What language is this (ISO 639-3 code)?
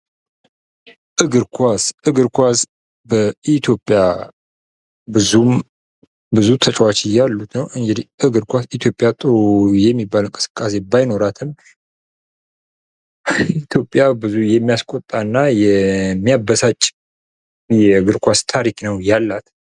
amh